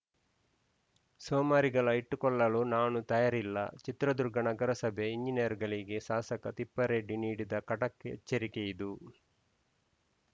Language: Kannada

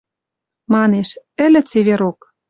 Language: Western Mari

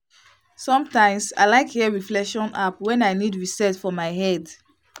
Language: Nigerian Pidgin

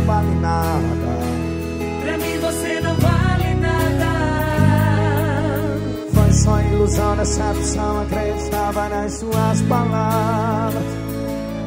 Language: Portuguese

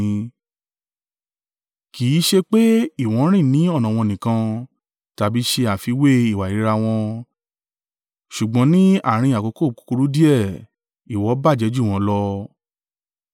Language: Yoruba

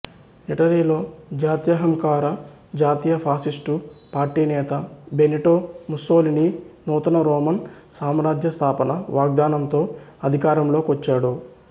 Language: Telugu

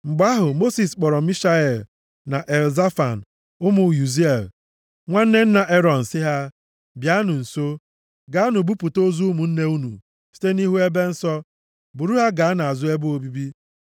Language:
Igbo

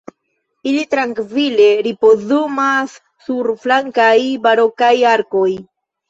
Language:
Esperanto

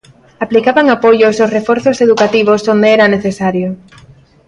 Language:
Galician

